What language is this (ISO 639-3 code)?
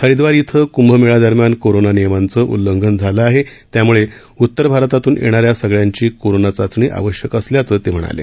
mar